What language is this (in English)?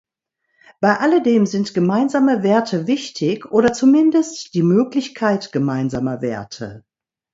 German